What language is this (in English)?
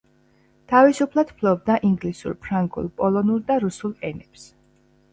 Georgian